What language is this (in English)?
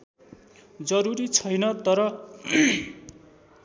Nepali